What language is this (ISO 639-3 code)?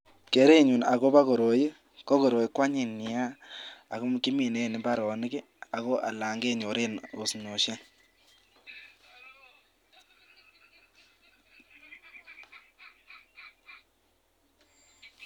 kln